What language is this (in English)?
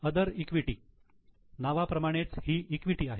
Marathi